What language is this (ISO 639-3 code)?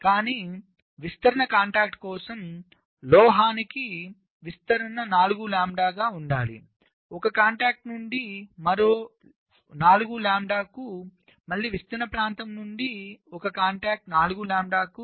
tel